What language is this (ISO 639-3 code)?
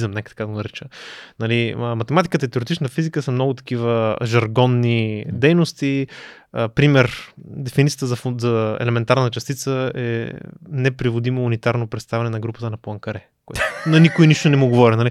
bul